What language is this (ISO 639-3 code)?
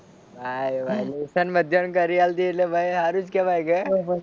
guj